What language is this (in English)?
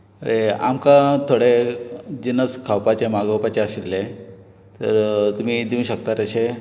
Konkani